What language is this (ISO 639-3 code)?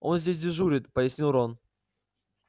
rus